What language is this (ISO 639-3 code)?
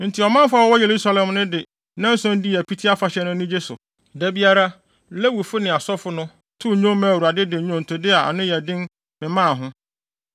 aka